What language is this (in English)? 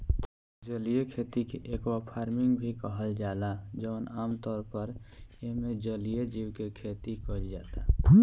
Bhojpuri